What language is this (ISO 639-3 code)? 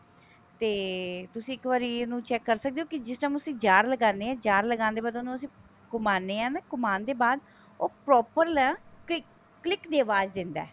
pan